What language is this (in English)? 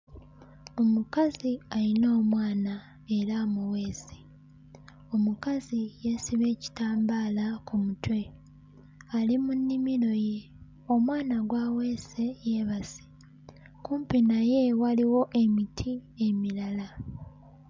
Ganda